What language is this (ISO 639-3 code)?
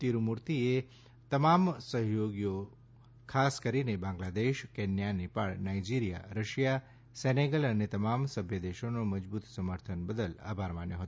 guj